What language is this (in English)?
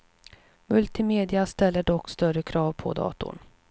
Swedish